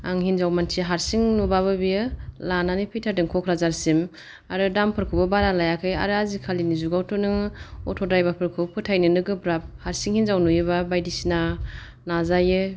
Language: Bodo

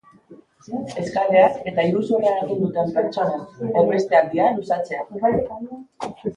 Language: Basque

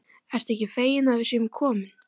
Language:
Icelandic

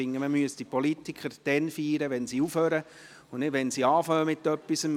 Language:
Swiss German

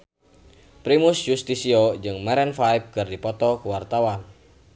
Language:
Sundanese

